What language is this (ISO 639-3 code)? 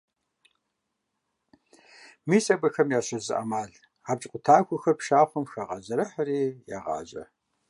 kbd